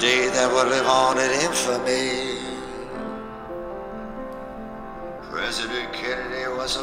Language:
Bulgarian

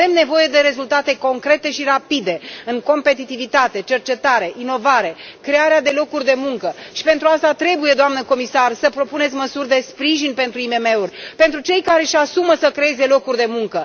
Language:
Romanian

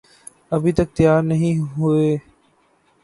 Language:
Urdu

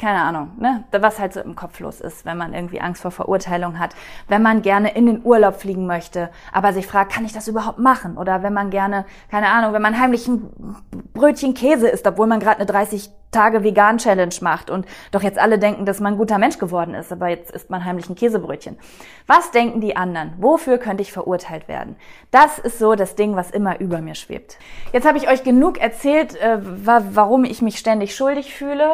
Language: German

